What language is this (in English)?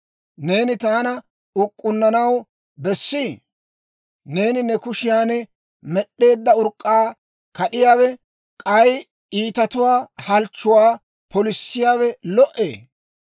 Dawro